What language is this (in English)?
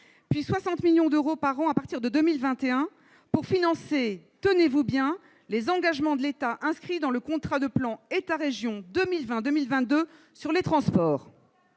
French